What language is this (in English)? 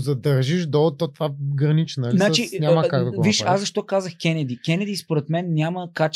Bulgarian